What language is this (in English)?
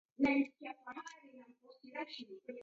Taita